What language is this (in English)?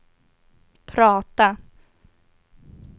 Swedish